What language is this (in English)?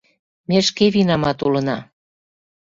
Mari